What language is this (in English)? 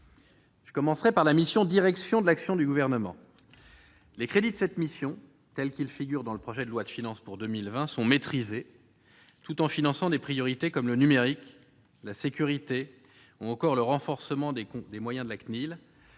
French